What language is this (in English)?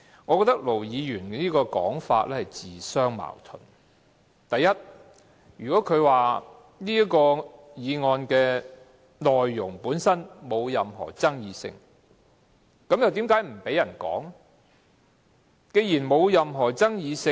Cantonese